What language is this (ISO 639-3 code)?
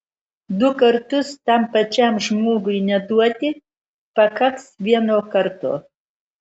lit